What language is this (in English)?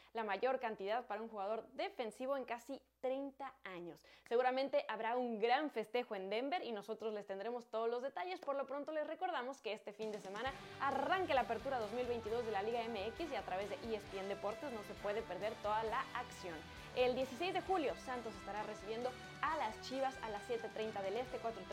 Spanish